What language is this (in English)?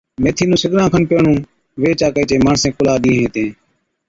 Od